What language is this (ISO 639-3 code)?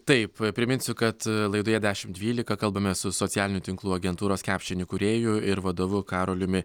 lit